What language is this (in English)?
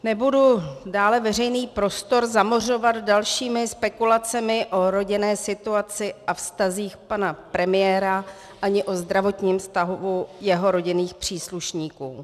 Czech